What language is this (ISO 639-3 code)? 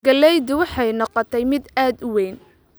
som